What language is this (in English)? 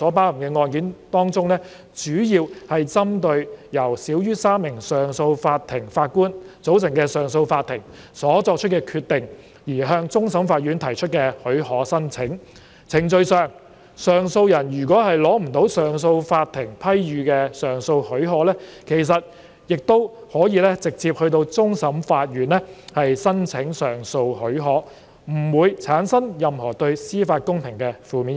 Cantonese